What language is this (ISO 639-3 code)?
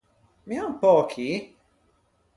lij